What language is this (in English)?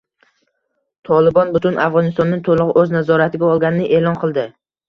Uzbek